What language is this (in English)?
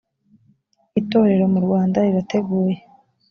Kinyarwanda